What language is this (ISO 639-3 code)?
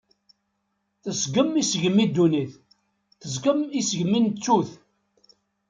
kab